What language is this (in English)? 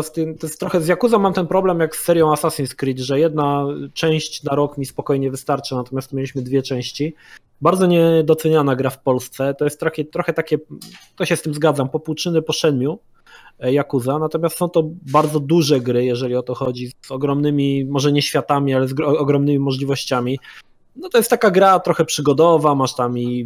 Polish